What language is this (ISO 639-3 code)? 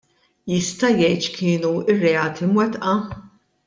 mlt